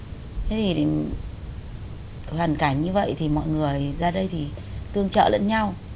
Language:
Vietnamese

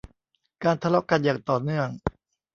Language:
Thai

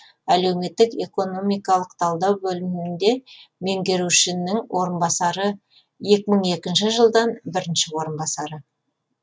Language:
Kazakh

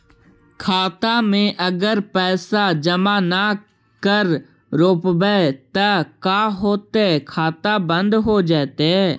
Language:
Magahi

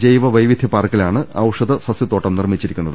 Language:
Malayalam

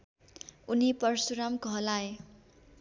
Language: Nepali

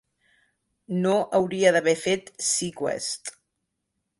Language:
Catalan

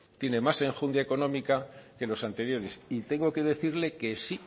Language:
Spanish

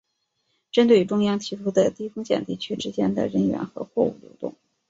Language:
Chinese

